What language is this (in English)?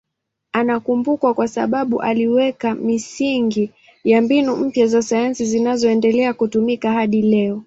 Swahili